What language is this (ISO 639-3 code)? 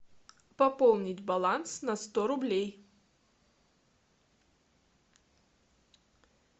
rus